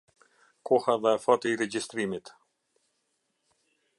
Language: Albanian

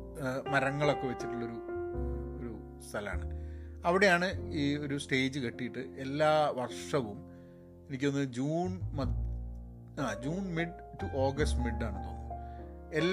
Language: Malayalam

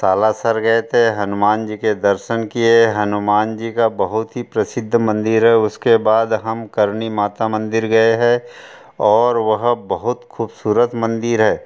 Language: Hindi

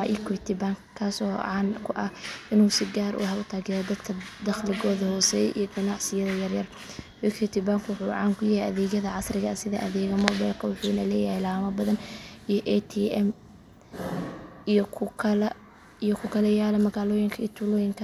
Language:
Somali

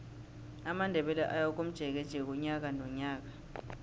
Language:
South Ndebele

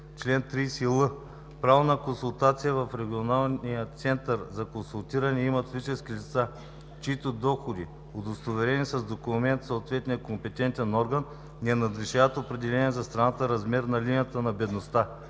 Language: Bulgarian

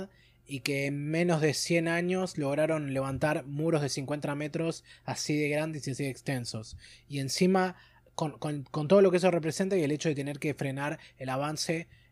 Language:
Spanish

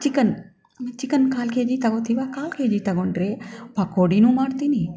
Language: Kannada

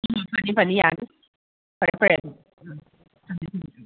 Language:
Manipuri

